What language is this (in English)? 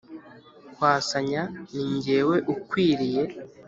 Kinyarwanda